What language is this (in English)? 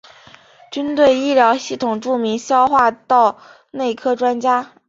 Chinese